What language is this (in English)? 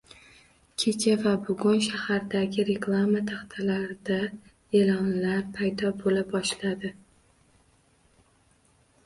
Uzbek